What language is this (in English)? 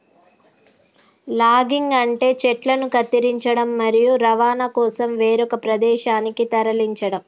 Telugu